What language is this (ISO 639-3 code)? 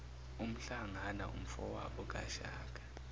zul